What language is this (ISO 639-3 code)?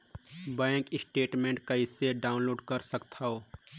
hne